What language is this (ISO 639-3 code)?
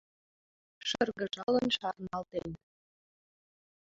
chm